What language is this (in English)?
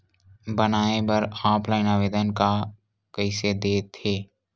Chhattisgarhi